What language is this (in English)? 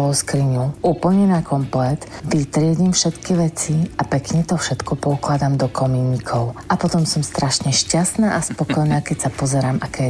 Slovak